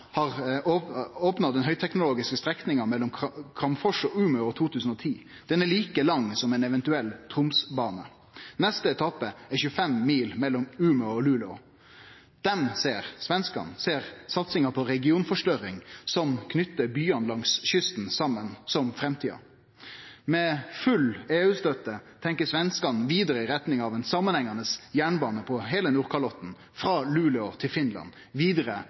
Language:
Norwegian Nynorsk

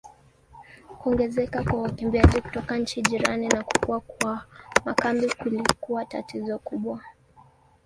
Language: Swahili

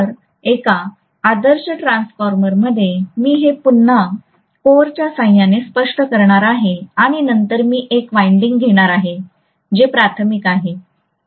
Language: Marathi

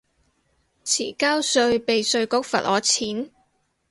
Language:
Cantonese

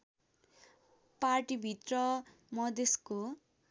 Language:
Nepali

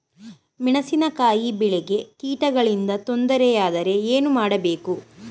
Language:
Kannada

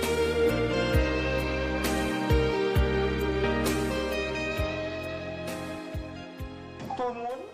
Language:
Vietnamese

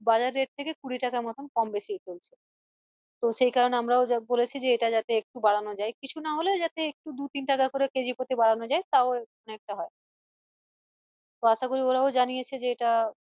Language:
Bangla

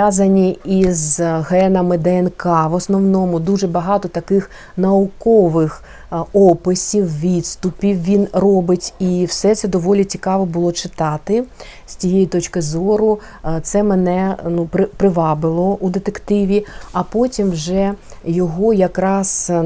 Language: Ukrainian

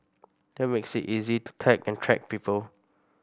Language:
English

